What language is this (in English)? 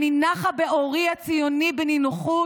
Hebrew